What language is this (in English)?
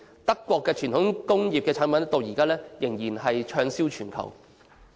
Cantonese